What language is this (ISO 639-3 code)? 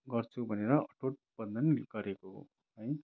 nep